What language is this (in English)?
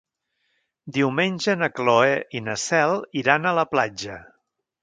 Catalan